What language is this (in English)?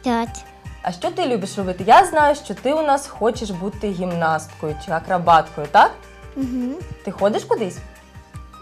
Ukrainian